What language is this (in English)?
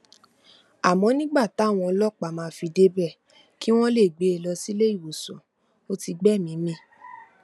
Yoruba